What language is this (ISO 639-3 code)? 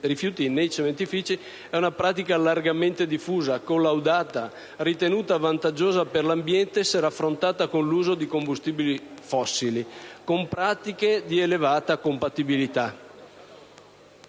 ita